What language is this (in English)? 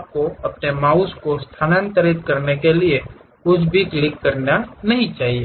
Hindi